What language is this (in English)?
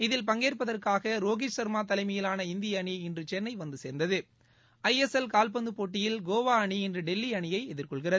Tamil